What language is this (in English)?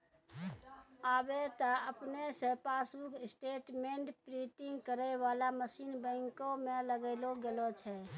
Maithili